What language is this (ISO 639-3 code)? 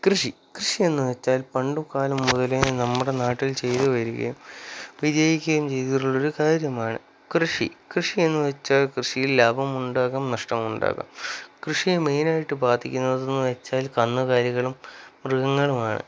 mal